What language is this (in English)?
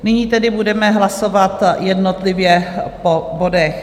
Czech